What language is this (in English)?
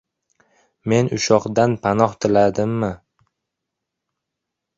Uzbek